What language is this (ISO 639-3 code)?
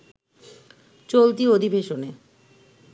ben